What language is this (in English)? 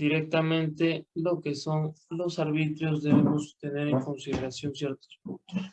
Spanish